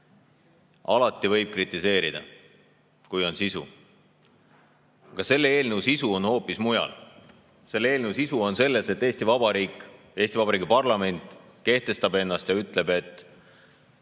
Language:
Estonian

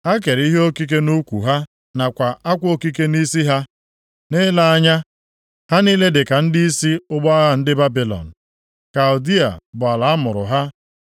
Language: Igbo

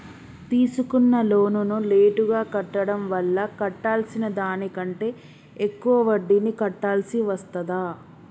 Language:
Telugu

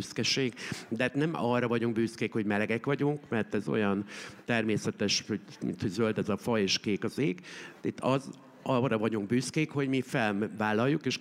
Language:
Hungarian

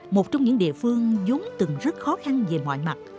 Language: Vietnamese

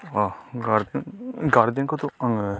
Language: Bodo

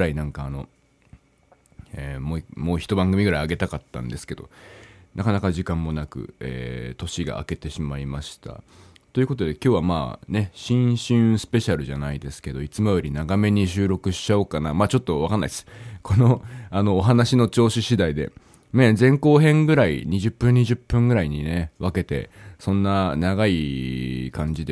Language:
Japanese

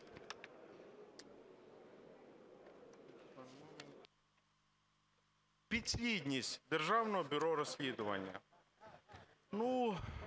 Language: Ukrainian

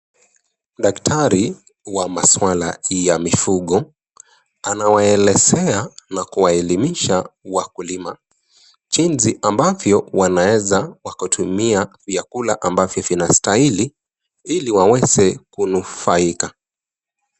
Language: Swahili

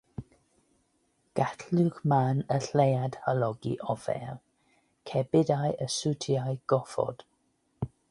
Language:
Welsh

